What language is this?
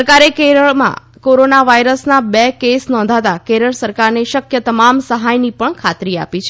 Gujarati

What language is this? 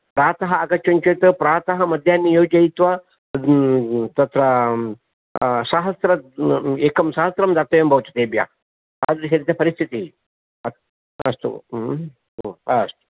Sanskrit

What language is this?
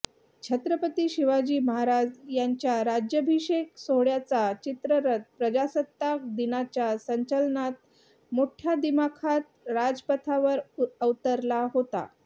Marathi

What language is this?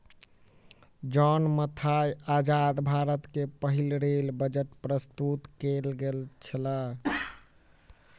Maithili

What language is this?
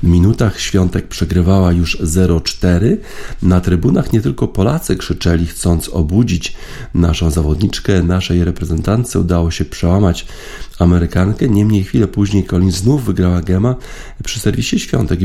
Polish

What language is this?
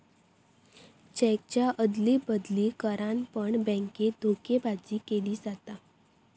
Marathi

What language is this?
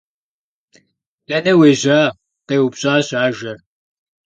Kabardian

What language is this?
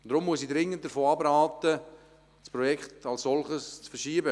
Swiss German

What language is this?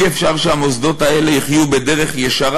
Hebrew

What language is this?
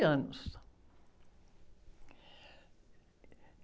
Portuguese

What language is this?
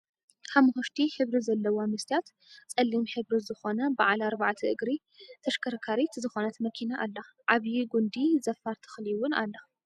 Tigrinya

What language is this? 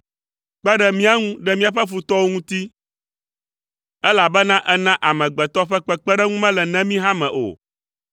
Ewe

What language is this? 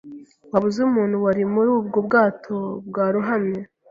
Kinyarwanda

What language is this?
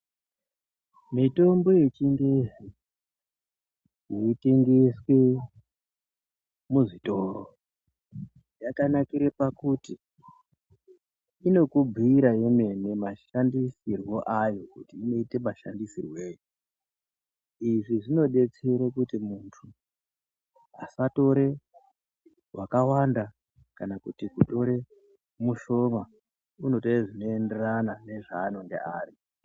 Ndau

